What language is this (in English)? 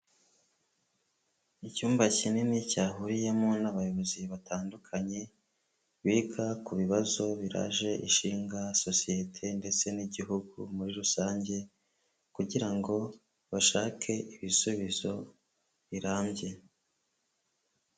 Kinyarwanda